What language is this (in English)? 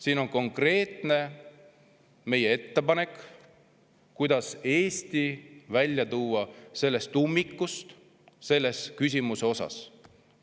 Estonian